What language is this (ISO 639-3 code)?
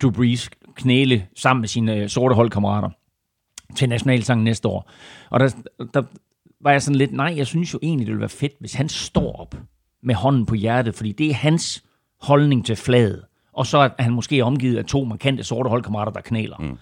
dan